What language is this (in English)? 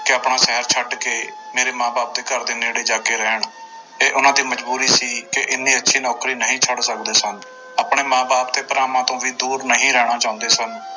Punjabi